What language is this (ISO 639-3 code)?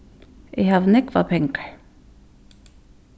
fao